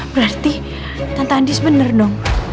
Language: Indonesian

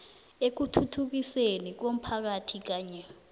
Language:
South Ndebele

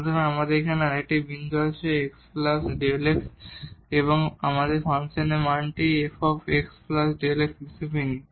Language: Bangla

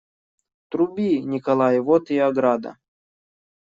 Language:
Russian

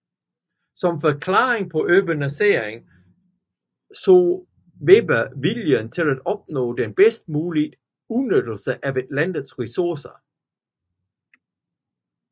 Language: Danish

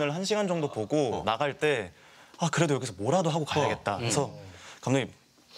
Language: Korean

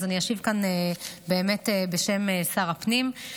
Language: Hebrew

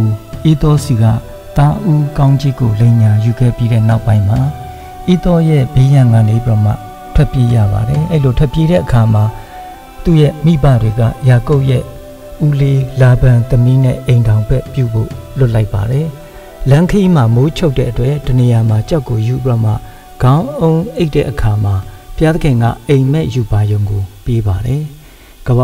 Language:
Thai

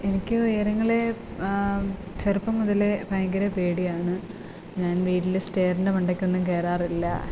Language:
Malayalam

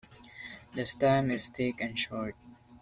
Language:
English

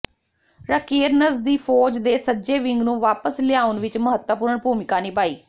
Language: Punjabi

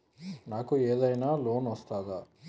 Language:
Telugu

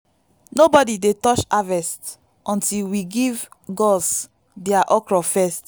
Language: Nigerian Pidgin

